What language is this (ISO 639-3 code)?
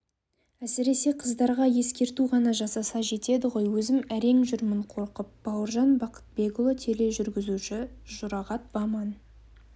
kaz